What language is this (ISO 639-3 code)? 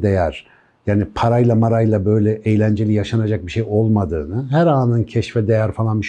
tur